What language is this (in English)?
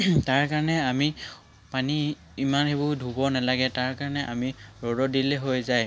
Assamese